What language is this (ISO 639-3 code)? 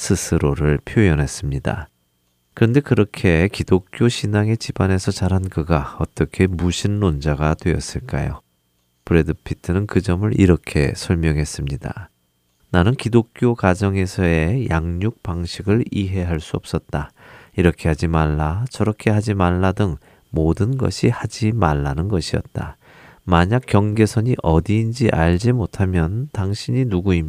kor